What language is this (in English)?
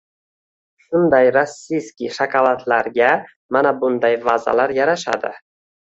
Uzbek